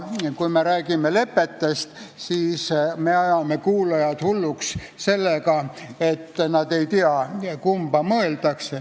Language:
Estonian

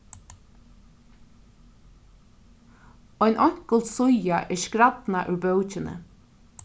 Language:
Faroese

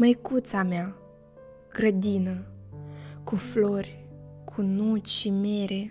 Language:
Romanian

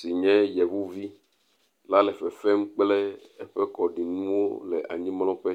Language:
Ewe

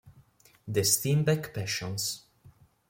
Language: Italian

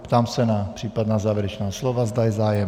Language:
Czech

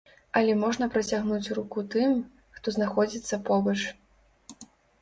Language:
Belarusian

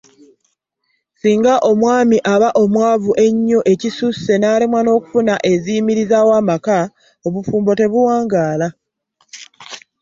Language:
Ganda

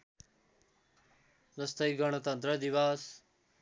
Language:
Nepali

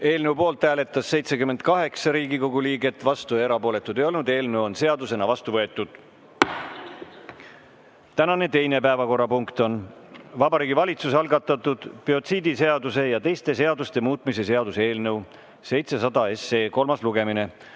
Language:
Estonian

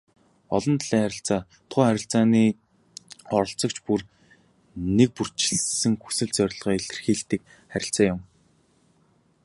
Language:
Mongolian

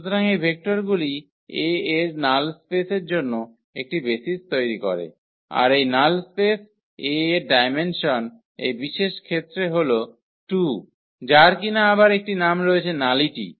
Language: Bangla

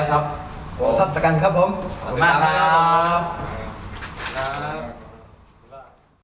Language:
Thai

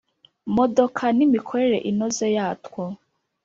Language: Kinyarwanda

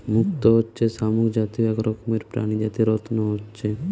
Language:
Bangla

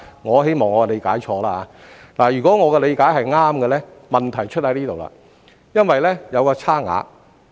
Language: Cantonese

